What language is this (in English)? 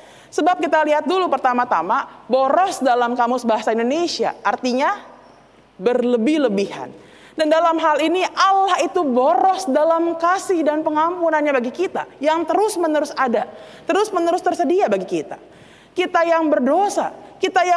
Indonesian